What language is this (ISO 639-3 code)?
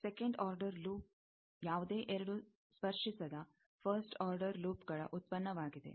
kan